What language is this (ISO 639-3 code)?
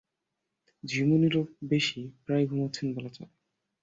ben